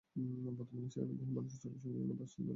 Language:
Bangla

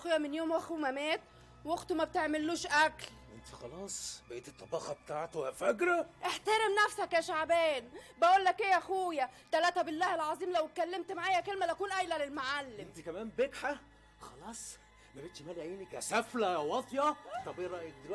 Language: Arabic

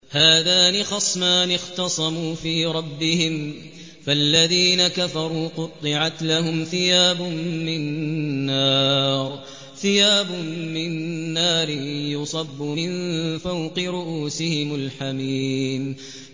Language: Arabic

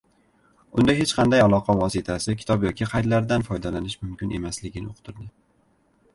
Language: Uzbek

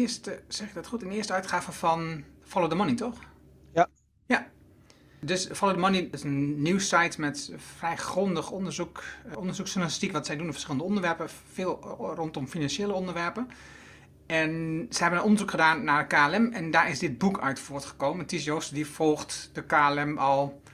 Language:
Dutch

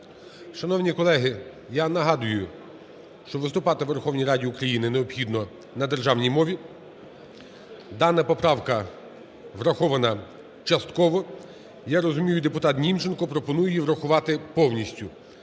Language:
Ukrainian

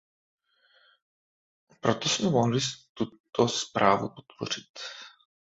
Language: Czech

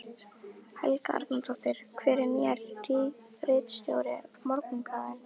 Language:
Icelandic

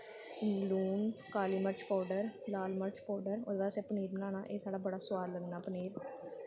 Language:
Dogri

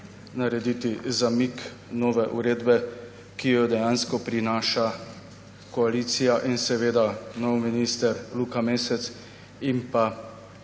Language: Slovenian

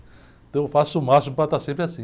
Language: Portuguese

